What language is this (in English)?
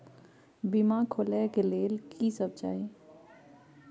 Maithili